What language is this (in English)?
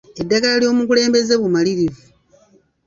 Ganda